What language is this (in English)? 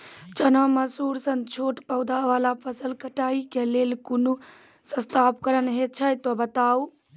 Maithili